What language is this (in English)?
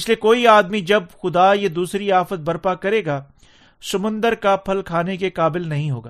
Urdu